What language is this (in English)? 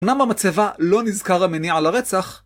Hebrew